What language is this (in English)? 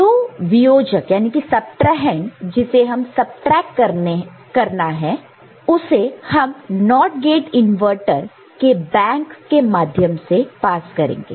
Hindi